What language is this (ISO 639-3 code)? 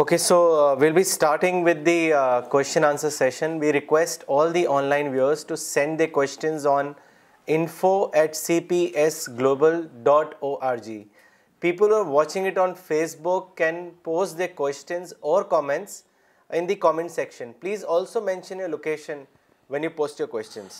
urd